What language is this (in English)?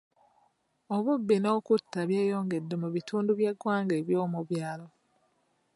Ganda